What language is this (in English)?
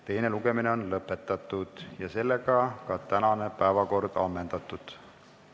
Estonian